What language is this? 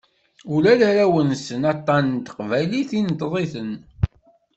Kabyle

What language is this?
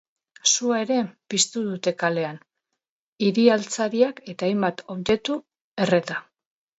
Basque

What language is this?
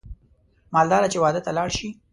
Pashto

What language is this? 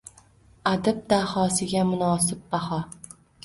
Uzbek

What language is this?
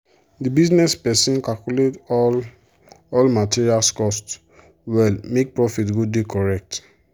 Nigerian Pidgin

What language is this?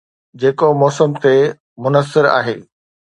Sindhi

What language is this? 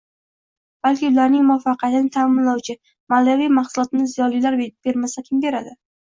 Uzbek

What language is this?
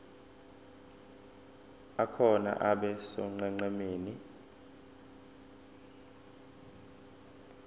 Zulu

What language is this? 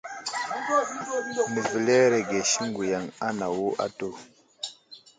Wuzlam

